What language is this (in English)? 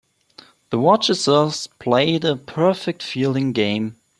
English